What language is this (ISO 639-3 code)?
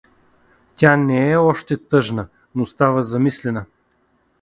bul